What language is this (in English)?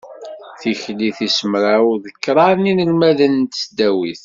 Kabyle